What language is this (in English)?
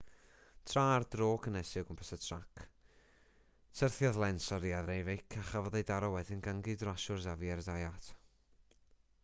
Welsh